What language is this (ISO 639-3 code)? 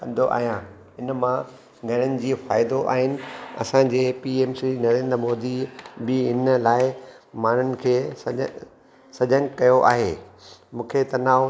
snd